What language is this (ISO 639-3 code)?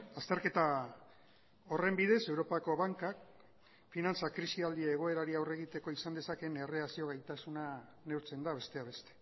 eus